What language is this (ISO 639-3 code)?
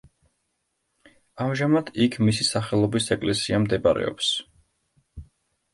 kat